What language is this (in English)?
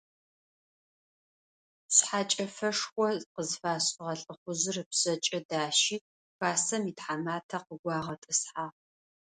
Adyghe